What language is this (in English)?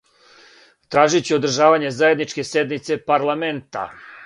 Serbian